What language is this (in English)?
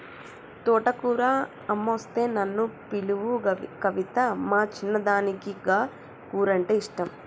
Telugu